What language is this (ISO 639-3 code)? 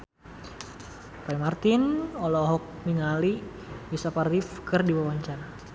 sun